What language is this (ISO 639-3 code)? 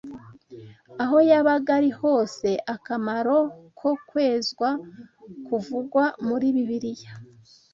kin